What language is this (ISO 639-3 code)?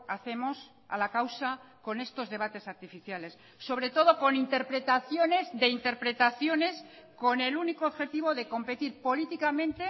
spa